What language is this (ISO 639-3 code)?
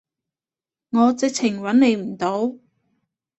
yue